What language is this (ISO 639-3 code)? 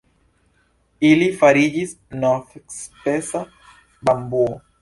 epo